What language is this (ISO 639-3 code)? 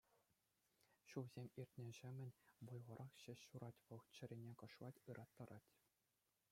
chv